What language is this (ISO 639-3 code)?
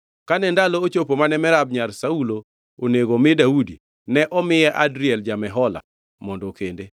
luo